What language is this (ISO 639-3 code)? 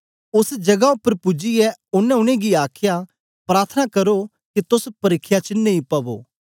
doi